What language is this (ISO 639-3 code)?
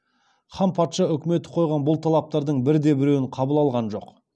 kaz